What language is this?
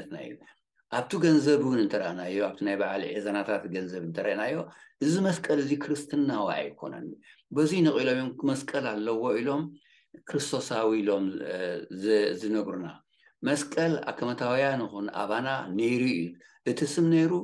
Arabic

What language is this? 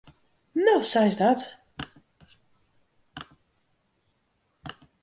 Western Frisian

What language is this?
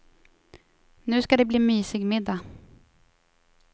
Swedish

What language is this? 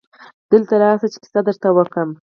Pashto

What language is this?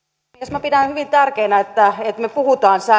Finnish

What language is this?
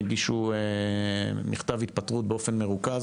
Hebrew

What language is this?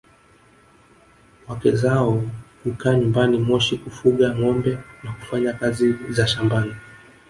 Swahili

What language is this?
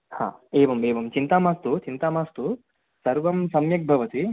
Sanskrit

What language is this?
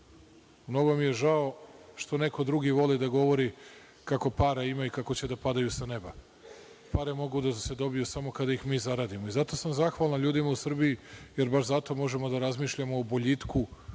Serbian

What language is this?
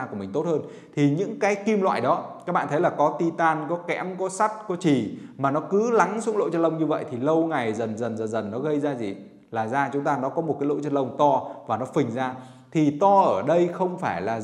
Vietnamese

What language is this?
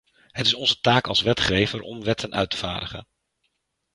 Dutch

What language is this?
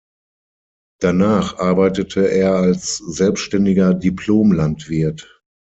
German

